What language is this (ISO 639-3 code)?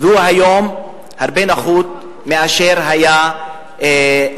heb